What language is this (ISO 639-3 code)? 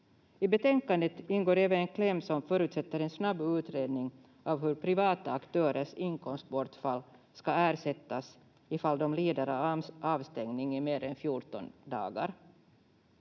fin